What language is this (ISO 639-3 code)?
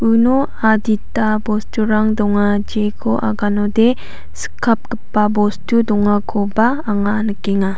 grt